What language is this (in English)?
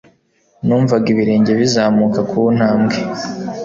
Kinyarwanda